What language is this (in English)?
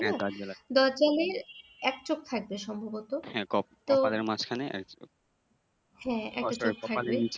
Bangla